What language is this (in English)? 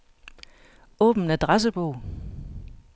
Danish